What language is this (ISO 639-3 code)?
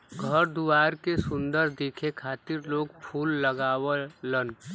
bho